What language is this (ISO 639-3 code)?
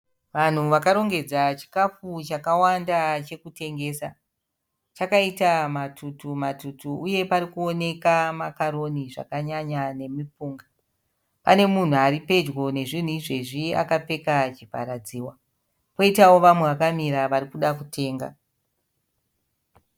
sna